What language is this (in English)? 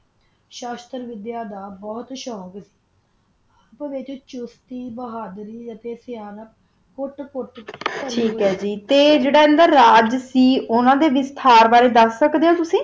Punjabi